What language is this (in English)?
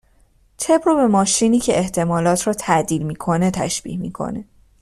Persian